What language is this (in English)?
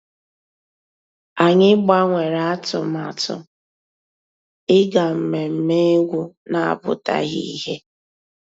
Igbo